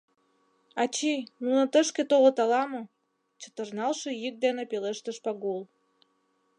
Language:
Mari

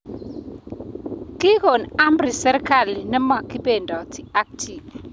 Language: Kalenjin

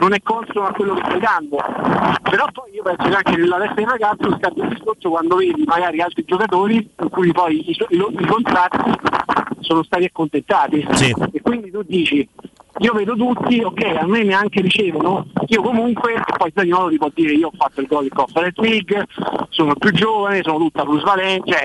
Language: Italian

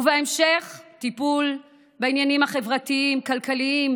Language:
Hebrew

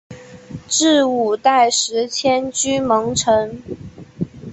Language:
Chinese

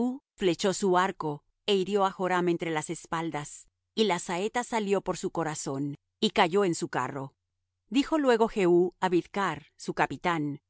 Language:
Spanish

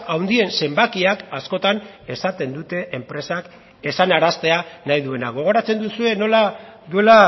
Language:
Basque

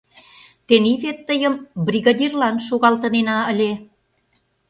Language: Mari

